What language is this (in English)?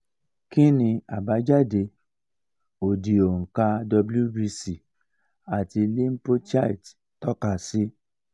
Yoruba